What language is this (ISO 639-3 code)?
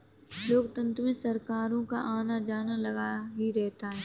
hin